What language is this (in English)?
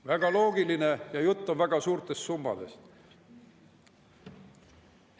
Estonian